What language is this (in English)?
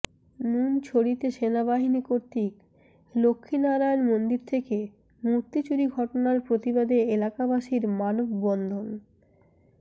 Bangla